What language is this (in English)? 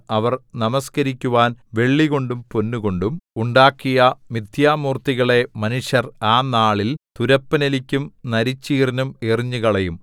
Malayalam